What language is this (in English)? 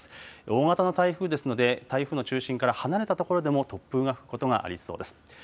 Japanese